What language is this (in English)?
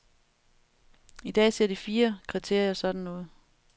Danish